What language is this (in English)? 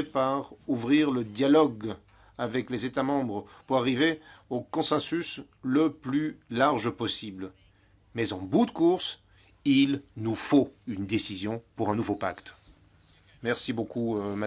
French